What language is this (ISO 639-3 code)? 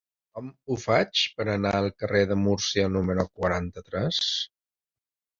cat